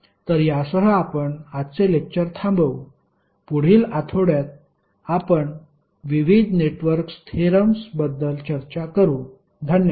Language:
Marathi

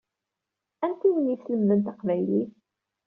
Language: Kabyle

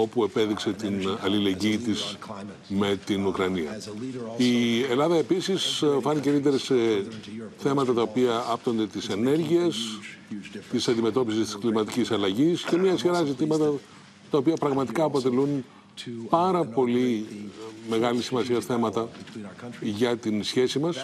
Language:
Greek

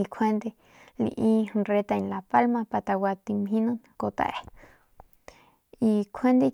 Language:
Northern Pame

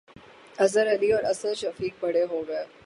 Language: Urdu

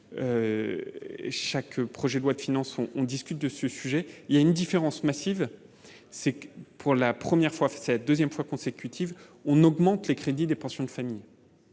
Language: French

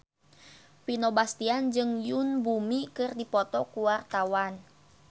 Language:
Sundanese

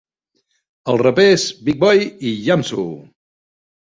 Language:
Catalan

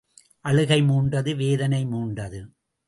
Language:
Tamil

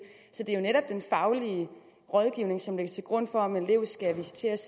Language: Danish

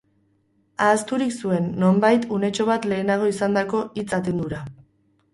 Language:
Basque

